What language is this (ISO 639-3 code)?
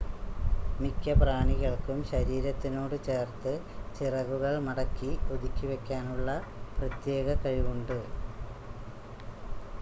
mal